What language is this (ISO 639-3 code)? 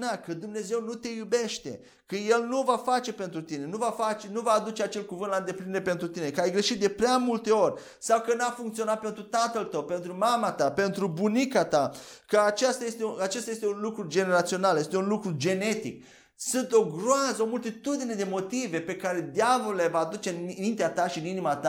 ron